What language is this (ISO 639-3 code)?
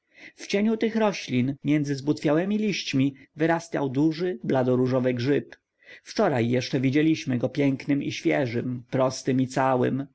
pol